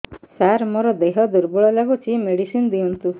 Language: Odia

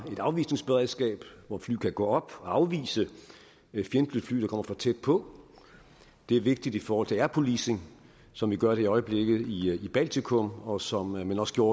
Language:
Danish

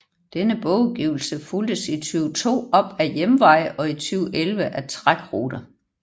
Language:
Danish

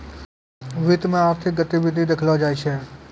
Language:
Maithili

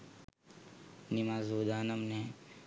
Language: Sinhala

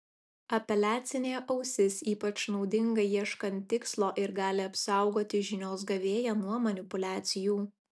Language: Lithuanian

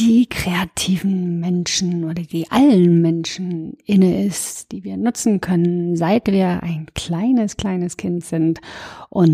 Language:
German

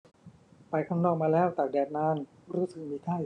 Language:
Thai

